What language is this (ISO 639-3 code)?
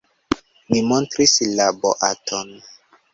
epo